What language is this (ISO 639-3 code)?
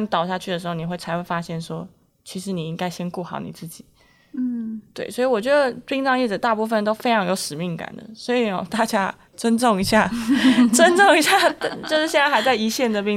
zho